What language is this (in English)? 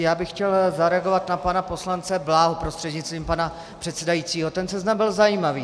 Czech